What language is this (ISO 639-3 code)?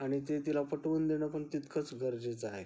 mar